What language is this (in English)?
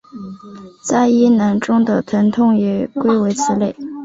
Chinese